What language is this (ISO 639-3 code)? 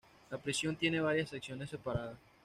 spa